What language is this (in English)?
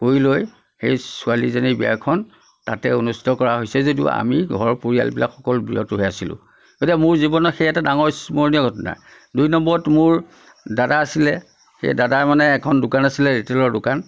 Assamese